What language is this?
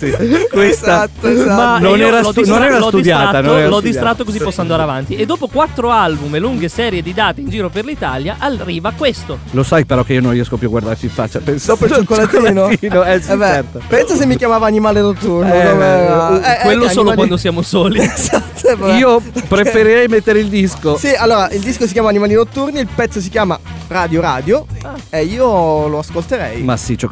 Italian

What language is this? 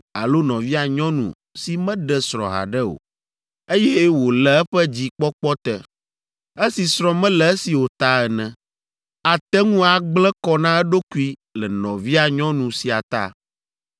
Ewe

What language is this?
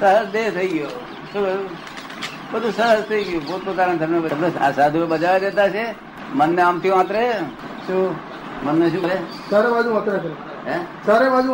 Gujarati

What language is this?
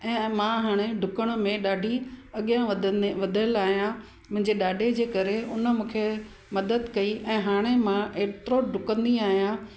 Sindhi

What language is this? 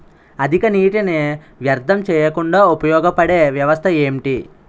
Telugu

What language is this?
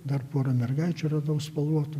Lithuanian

